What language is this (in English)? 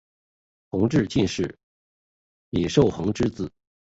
Chinese